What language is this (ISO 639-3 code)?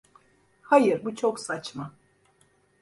tur